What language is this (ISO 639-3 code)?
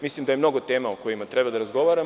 srp